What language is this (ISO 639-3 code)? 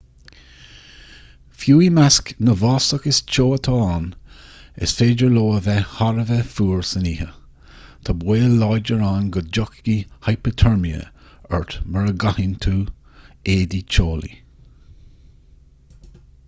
gle